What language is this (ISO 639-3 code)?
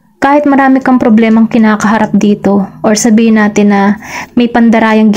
fil